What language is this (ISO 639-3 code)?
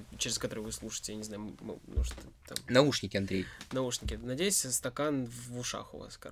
rus